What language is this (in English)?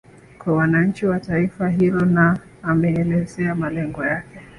Swahili